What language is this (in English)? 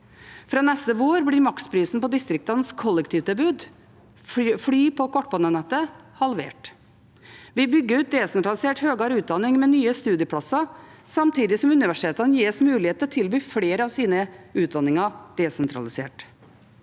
Norwegian